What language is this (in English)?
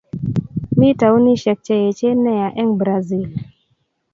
Kalenjin